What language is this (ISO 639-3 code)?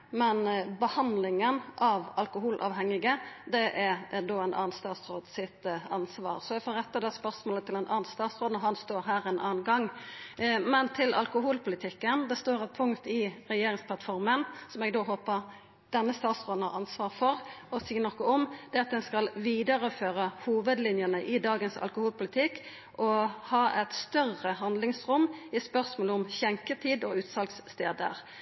nno